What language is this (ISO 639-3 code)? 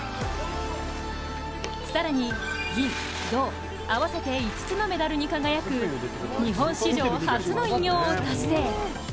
jpn